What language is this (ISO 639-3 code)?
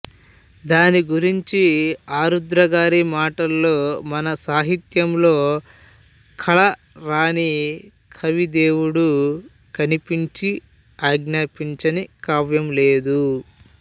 tel